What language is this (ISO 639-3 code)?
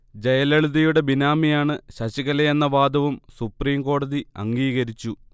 mal